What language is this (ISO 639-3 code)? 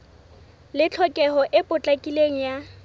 sot